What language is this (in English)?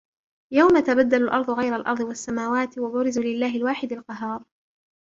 Arabic